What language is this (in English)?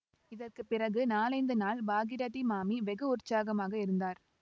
Tamil